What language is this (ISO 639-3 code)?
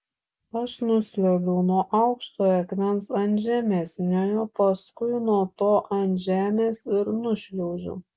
lit